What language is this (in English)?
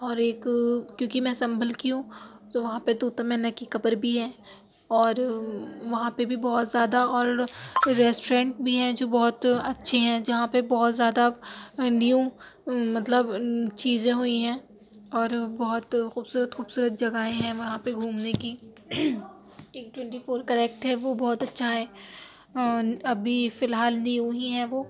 Urdu